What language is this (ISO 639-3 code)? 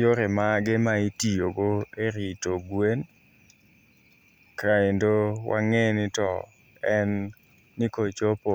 luo